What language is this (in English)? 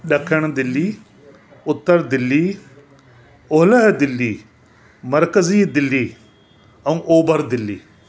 Sindhi